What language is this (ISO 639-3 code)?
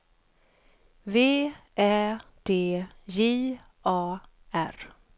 swe